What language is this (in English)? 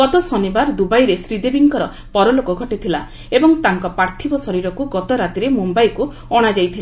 Odia